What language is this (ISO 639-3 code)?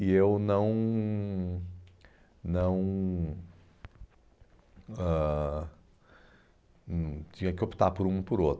por